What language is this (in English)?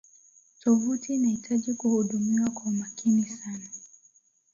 Swahili